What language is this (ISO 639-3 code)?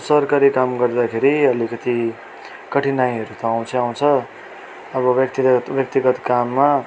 nep